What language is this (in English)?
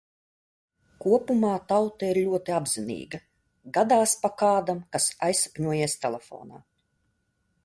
Latvian